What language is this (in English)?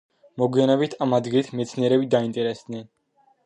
Georgian